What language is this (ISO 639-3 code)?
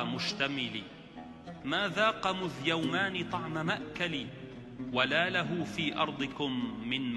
ara